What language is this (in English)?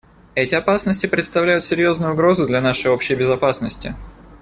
Russian